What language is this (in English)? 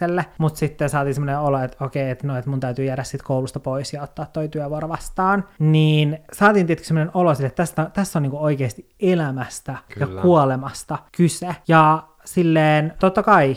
Finnish